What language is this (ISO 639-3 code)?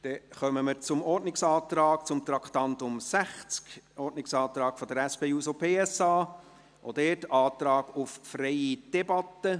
gsw